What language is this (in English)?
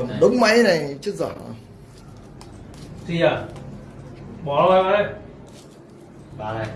Vietnamese